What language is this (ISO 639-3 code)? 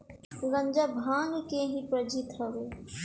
bho